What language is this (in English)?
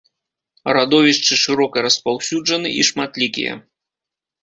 Belarusian